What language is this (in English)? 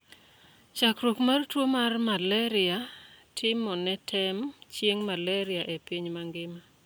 Luo (Kenya and Tanzania)